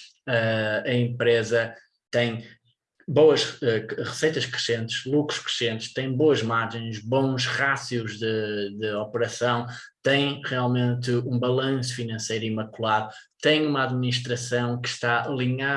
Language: Portuguese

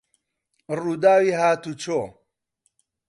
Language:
Central Kurdish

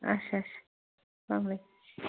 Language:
Kashmiri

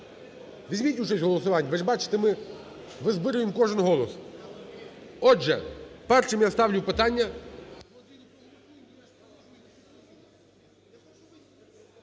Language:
Ukrainian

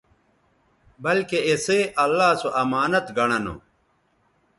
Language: Bateri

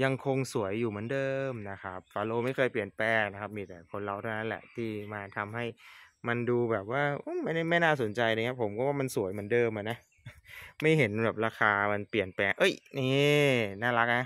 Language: Thai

